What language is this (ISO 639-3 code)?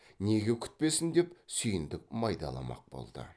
kaz